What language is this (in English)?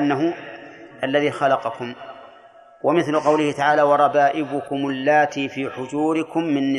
Arabic